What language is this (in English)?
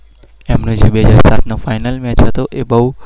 Gujarati